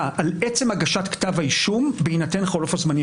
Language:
Hebrew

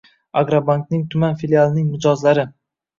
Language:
Uzbek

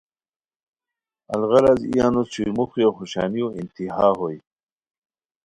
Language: Khowar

